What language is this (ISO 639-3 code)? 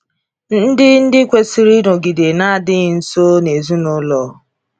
ibo